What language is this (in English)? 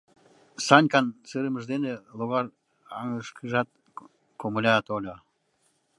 Mari